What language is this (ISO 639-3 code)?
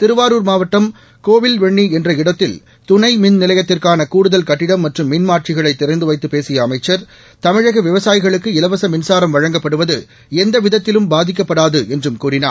tam